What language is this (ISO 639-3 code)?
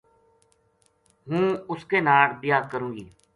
gju